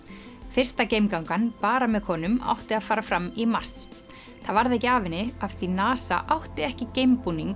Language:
Icelandic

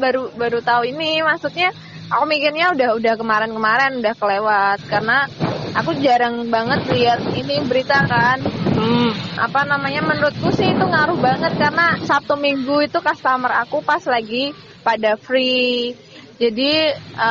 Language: Indonesian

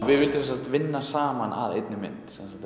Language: Icelandic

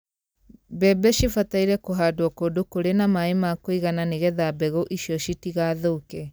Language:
Kikuyu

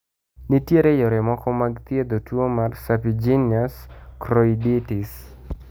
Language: Luo (Kenya and Tanzania)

